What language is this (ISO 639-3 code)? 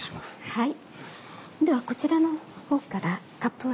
jpn